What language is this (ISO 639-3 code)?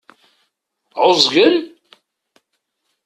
kab